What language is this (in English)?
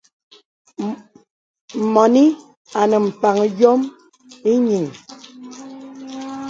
Bebele